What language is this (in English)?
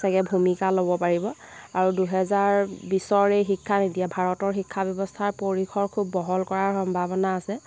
Assamese